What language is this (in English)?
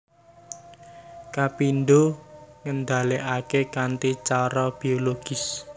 Javanese